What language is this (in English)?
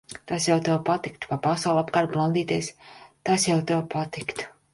Latvian